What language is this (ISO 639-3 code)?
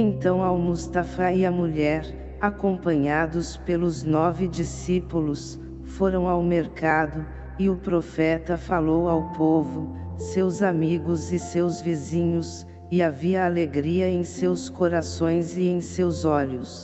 por